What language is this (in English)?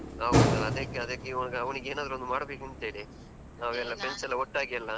Kannada